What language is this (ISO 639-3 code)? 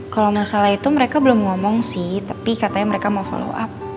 ind